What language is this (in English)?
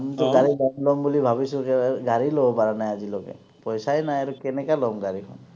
Assamese